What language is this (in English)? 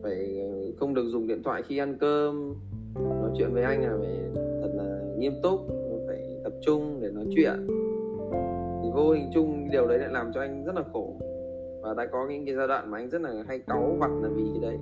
Vietnamese